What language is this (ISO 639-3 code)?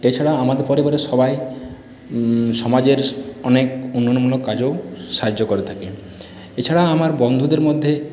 ben